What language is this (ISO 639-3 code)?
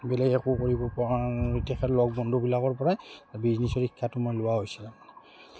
asm